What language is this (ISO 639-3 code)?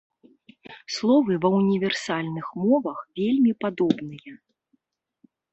bel